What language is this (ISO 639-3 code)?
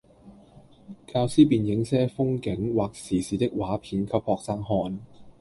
yue